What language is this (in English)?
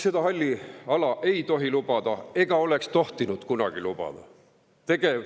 Estonian